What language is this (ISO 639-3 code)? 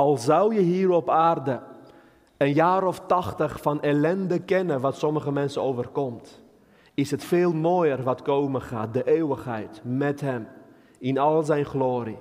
nld